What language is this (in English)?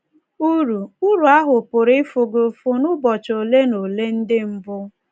Igbo